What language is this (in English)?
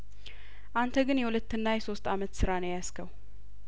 Amharic